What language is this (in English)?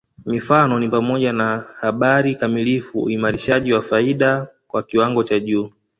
Swahili